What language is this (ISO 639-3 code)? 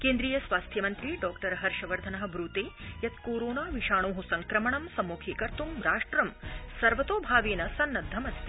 san